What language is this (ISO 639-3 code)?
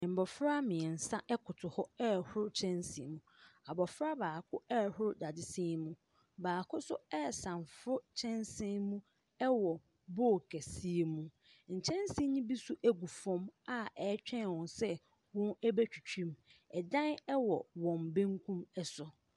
aka